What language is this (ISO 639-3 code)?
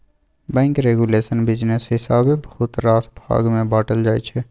mai